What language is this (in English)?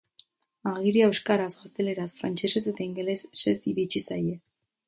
Basque